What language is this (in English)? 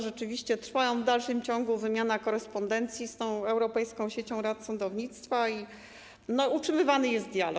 Polish